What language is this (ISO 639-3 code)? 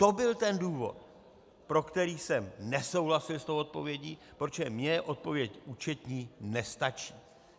ces